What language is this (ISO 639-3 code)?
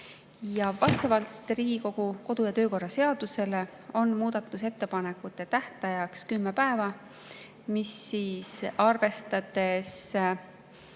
est